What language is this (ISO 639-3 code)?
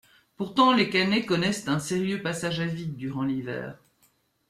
fra